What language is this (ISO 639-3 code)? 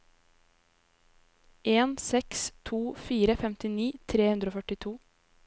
nor